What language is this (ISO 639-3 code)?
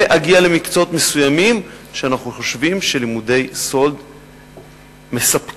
heb